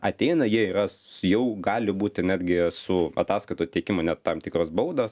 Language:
Lithuanian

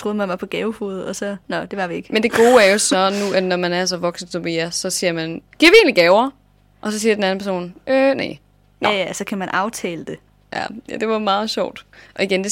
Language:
Danish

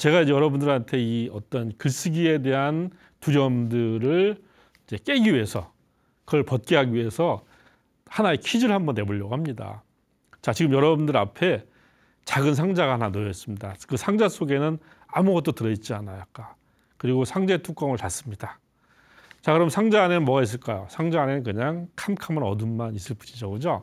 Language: Korean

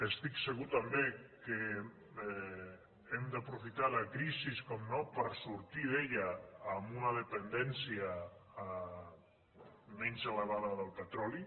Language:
Catalan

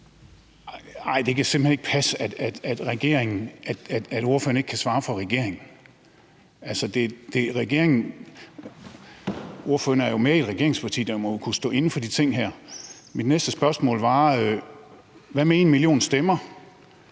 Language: Danish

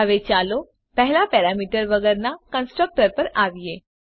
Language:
Gujarati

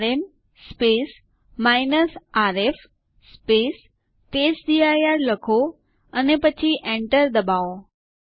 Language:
Gujarati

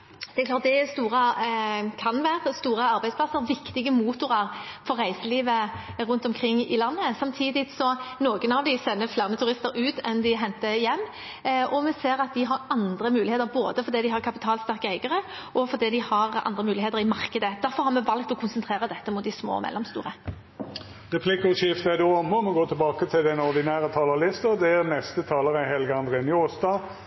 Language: Norwegian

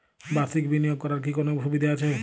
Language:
Bangla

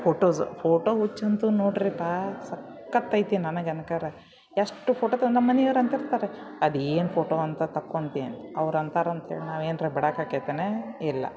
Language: Kannada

